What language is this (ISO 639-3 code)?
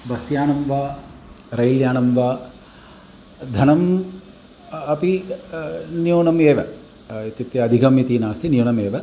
san